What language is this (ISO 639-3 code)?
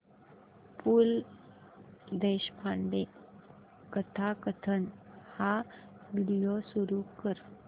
mar